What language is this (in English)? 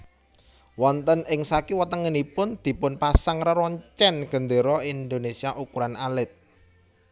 Javanese